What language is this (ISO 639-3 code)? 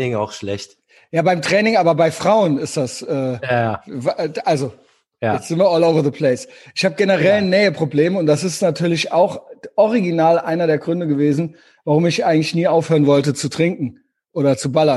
deu